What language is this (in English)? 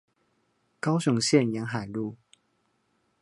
Chinese